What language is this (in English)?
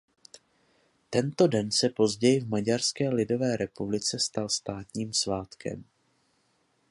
Czech